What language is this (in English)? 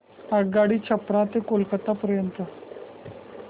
Marathi